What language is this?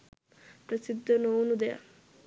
Sinhala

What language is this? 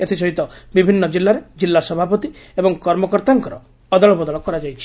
Odia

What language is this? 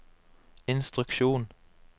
Norwegian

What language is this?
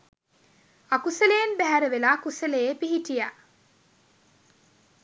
Sinhala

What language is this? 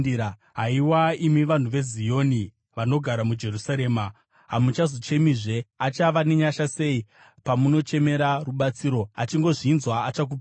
Shona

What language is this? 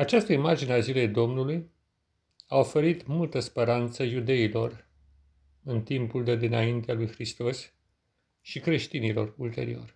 Romanian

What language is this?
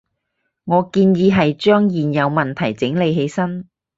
Cantonese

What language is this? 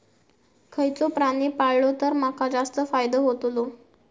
Marathi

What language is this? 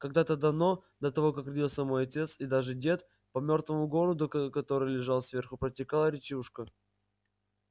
Russian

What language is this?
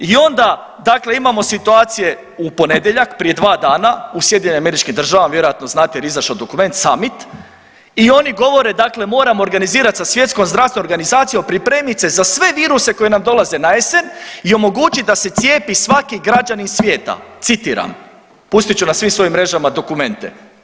Croatian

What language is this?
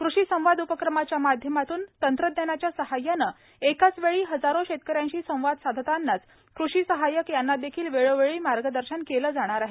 Marathi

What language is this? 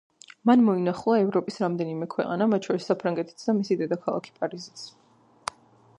Georgian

